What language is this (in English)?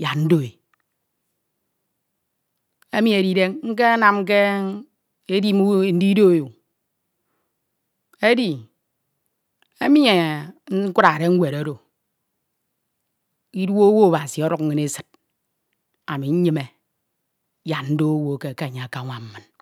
Ito